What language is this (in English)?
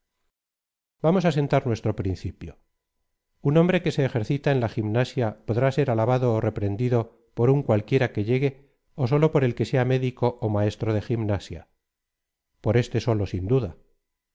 Spanish